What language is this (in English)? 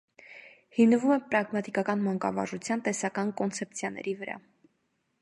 Armenian